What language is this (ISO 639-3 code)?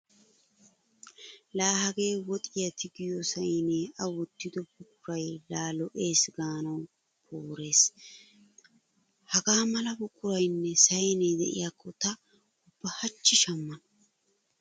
wal